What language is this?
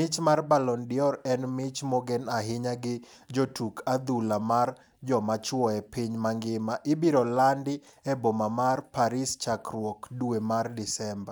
Luo (Kenya and Tanzania)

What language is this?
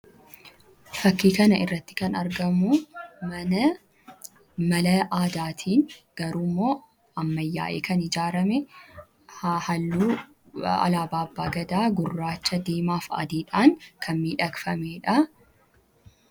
Oromo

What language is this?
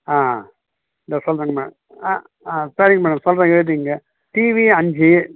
Tamil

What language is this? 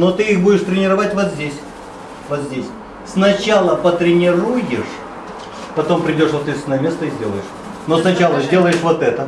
Russian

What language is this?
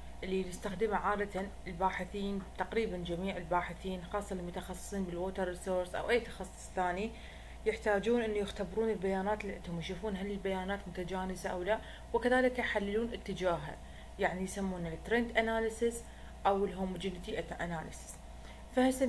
Arabic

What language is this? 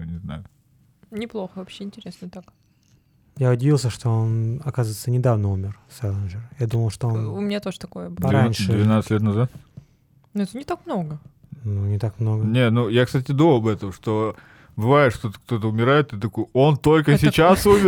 Russian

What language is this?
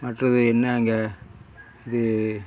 Tamil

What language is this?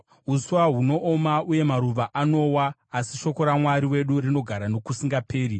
Shona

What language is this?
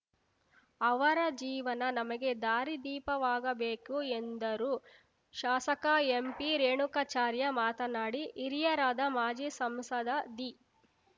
Kannada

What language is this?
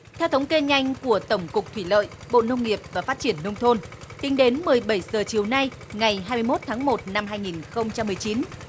Vietnamese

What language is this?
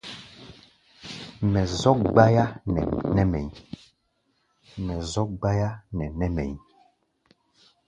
Gbaya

